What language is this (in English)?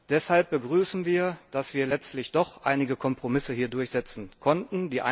German